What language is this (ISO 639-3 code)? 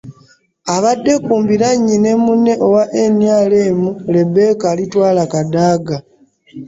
lug